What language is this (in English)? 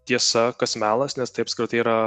Lithuanian